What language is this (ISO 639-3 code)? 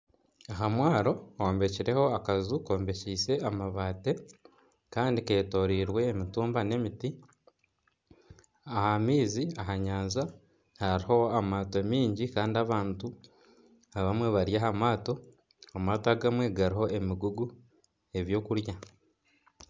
nyn